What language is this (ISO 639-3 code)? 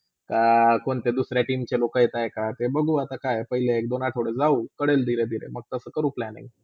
mar